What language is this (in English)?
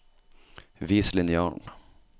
Norwegian